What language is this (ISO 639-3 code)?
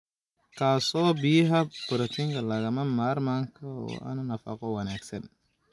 som